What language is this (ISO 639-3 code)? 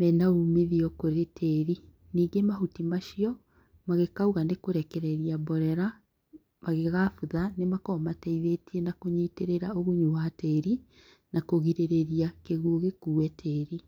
kik